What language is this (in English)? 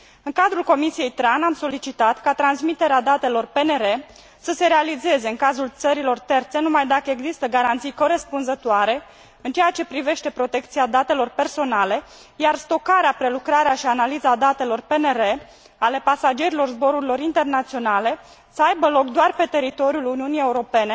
Romanian